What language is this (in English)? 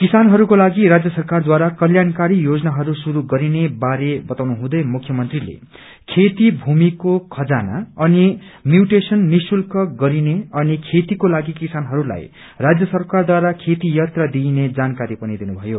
Nepali